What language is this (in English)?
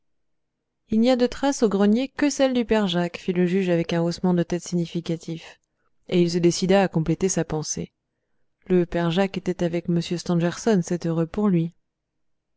French